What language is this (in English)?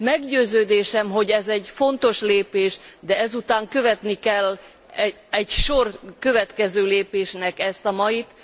Hungarian